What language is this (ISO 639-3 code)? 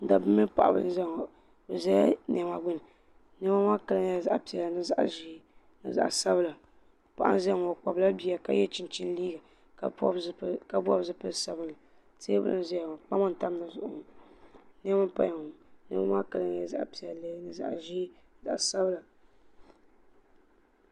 dag